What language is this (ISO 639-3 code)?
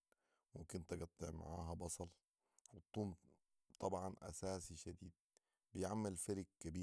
apd